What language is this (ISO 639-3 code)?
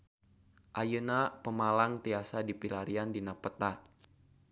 sun